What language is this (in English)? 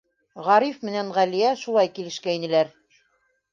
Bashkir